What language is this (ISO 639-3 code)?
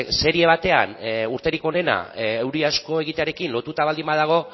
eus